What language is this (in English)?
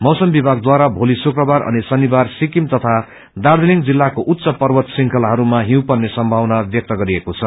Nepali